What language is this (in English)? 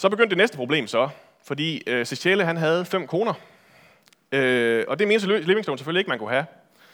Danish